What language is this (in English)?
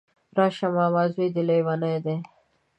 Pashto